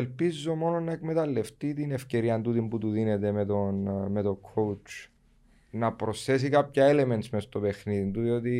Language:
Greek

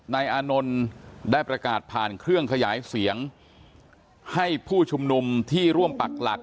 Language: Thai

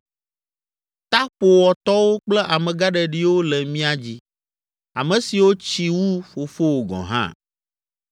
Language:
Ewe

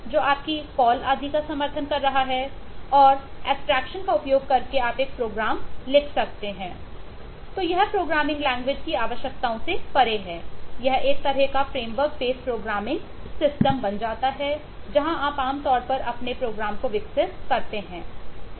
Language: Hindi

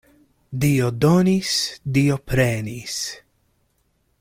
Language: Esperanto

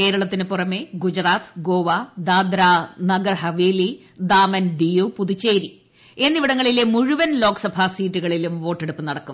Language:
Malayalam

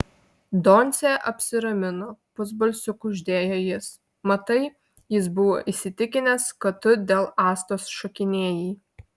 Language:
Lithuanian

